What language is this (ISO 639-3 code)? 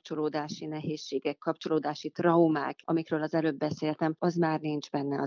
hun